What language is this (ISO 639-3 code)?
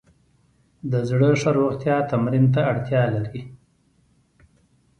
pus